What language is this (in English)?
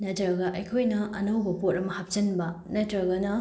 Manipuri